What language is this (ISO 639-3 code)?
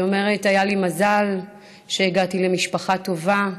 heb